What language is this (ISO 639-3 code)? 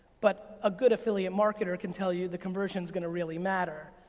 eng